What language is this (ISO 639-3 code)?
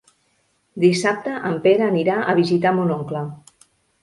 cat